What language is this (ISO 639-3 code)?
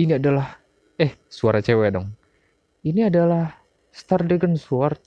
ind